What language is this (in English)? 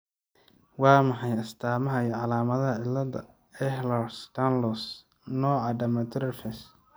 Somali